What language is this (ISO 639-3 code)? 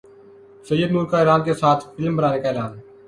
urd